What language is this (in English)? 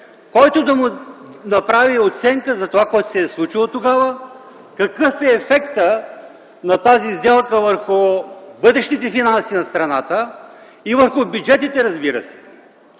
Bulgarian